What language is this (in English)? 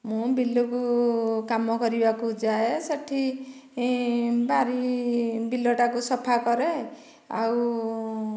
Odia